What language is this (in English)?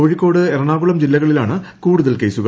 Malayalam